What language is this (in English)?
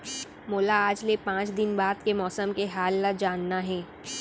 Chhattisgarhi